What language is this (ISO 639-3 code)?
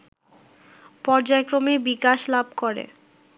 ben